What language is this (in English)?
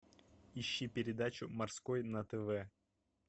Russian